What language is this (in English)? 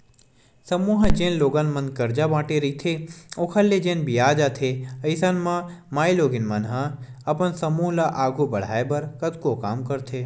Chhattisgarhi